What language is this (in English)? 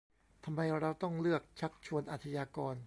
Thai